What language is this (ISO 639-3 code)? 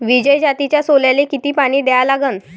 mar